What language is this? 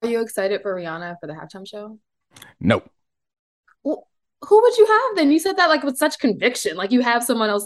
English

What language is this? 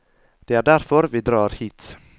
Norwegian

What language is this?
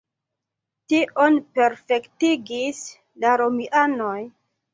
Esperanto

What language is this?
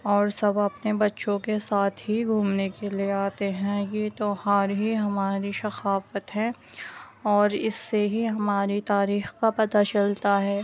Urdu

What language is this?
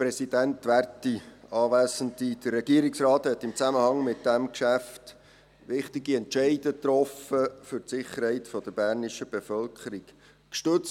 Swiss German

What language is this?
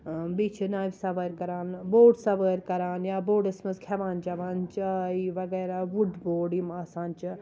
Kashmiri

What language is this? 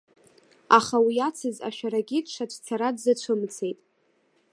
Abkhazian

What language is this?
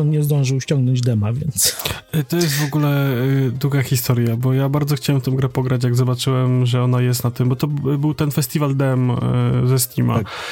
Polish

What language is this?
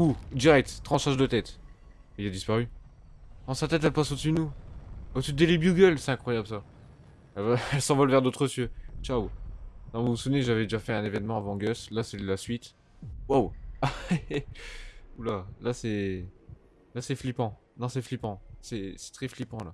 French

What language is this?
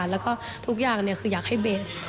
Thai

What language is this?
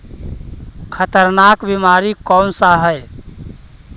Magahi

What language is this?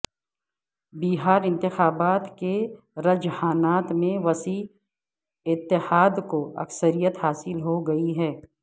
Urdu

